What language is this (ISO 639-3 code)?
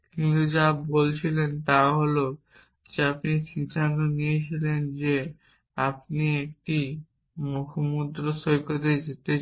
ben